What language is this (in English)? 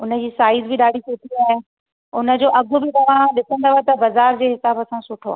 Sindhi